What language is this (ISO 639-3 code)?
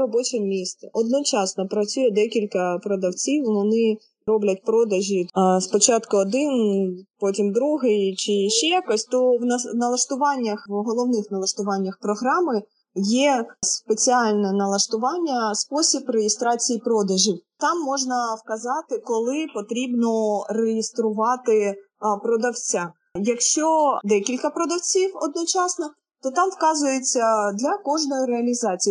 ukr